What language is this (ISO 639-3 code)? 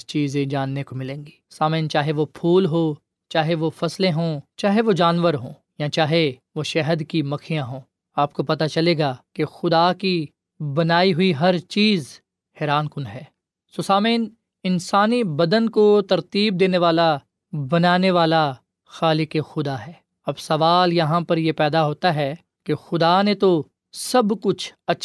urd